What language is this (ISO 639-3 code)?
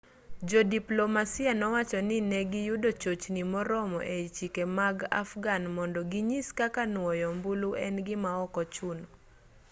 luo